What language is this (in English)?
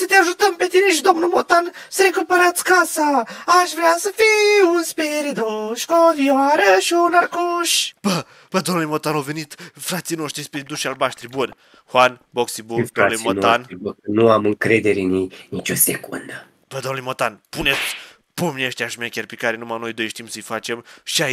Romanian